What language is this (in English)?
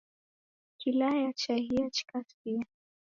Taita